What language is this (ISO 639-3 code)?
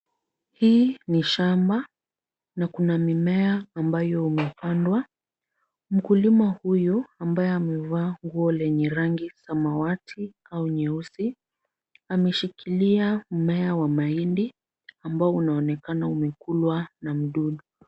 swa